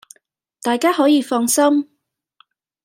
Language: Cantonese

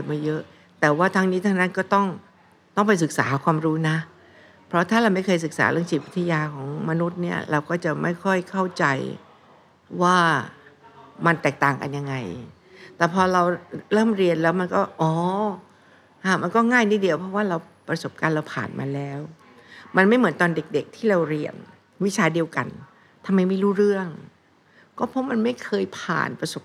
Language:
Thai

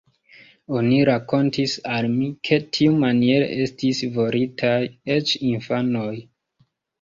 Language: Esperanto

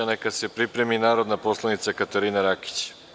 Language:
Serbian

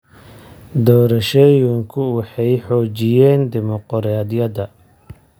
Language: Somali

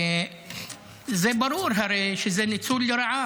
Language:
Hebrew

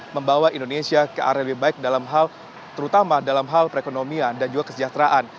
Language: Indonesian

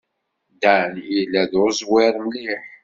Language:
Kabyle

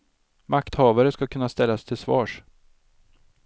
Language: Swedish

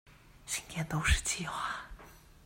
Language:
Chinese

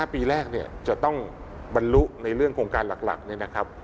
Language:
Thai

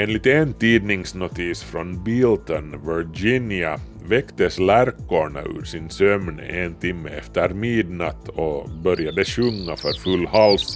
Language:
Swedish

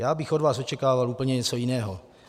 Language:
Czech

